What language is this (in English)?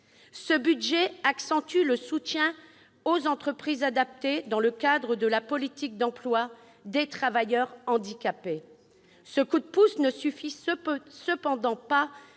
French